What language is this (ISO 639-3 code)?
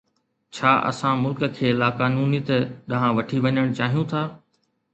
snd